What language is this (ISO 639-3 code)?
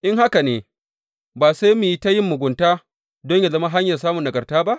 hau